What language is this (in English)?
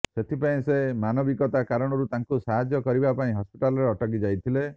Odia